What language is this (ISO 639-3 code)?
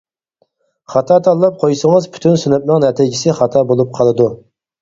uig